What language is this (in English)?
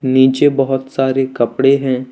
Hindi